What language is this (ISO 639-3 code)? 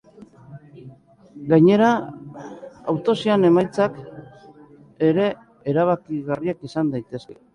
eus